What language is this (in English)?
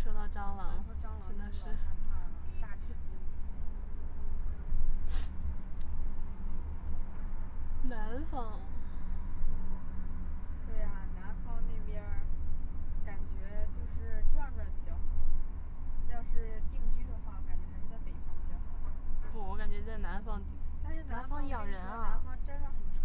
Chinese